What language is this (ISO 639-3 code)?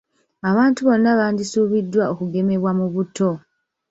lug